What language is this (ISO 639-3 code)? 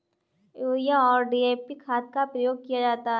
hin